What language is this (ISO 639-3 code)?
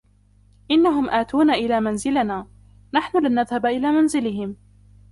ara